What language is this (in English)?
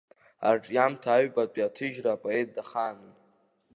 Abkhazian